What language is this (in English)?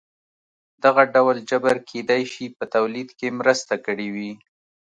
Pashto